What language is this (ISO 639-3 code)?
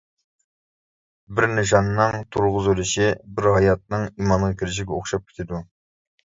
uig